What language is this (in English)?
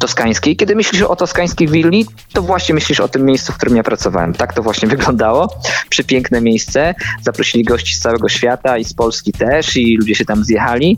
Polish